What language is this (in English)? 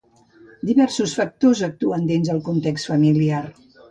Catalan